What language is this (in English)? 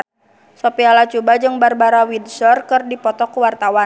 Sundanese